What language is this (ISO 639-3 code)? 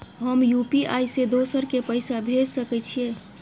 mai